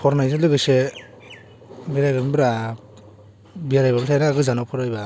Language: Bodo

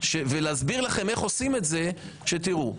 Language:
Hebrew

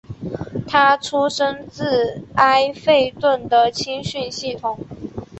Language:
Chinese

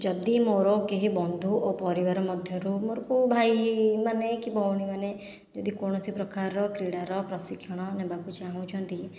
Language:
Odia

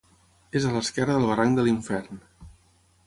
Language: Catalan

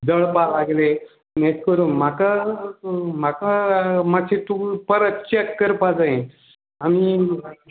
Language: Konkani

